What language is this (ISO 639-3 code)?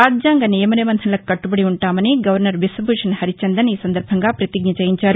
tel